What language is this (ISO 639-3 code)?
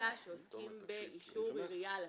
heb